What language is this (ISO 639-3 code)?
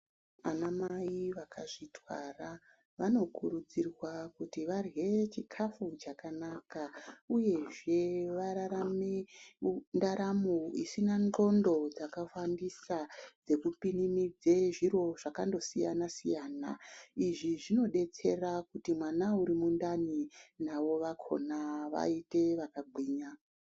ndc